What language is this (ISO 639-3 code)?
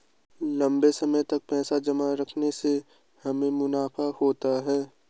hin